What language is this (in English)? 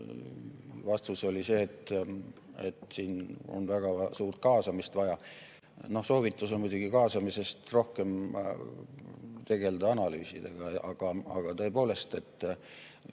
Estonian